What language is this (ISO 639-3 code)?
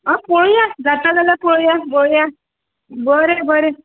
kok